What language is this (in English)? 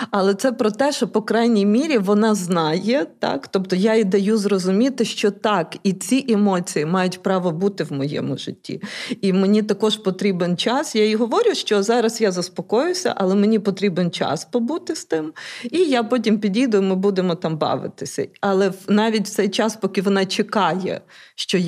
Ukrainian